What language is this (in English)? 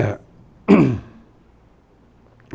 Portuguese